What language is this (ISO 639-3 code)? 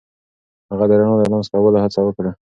pus